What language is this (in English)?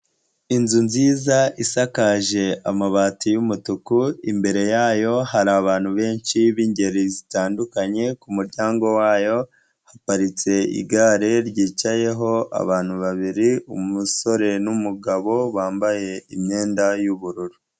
Kinyarwanda